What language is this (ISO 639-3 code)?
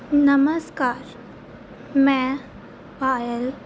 pan